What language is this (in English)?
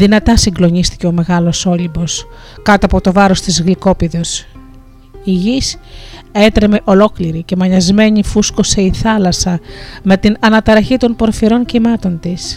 Greek